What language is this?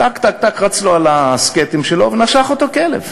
Hebrew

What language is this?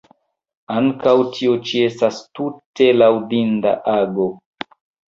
Esperanto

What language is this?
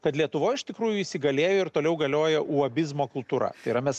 Lithuanian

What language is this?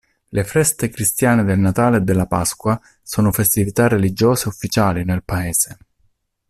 Italian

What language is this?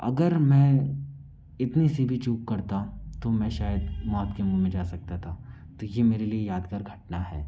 Hindi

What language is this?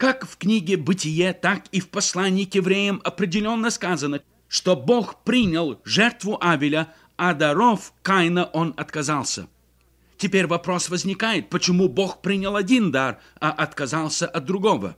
Russian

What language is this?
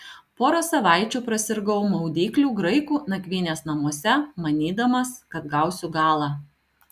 Lithuanian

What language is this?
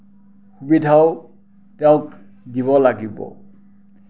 Assamese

